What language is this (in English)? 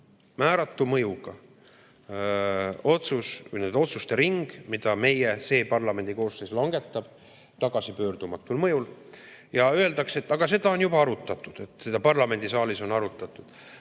Estonian